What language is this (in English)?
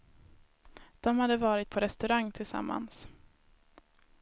Swedish